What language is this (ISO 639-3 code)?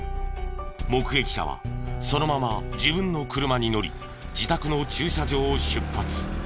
jpn